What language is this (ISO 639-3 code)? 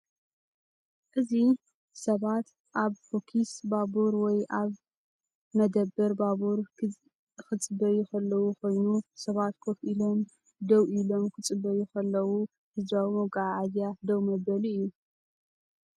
tir